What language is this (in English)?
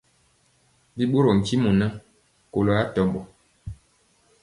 Mpiemo